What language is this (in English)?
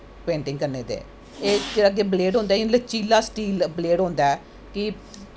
Dogri